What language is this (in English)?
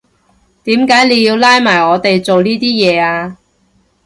Cantonese